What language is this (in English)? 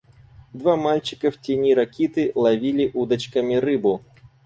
Russian